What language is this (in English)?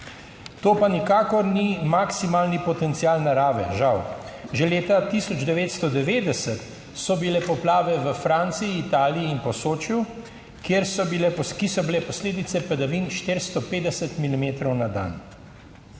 Slovenian